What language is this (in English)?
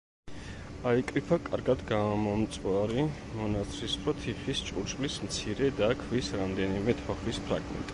Georgian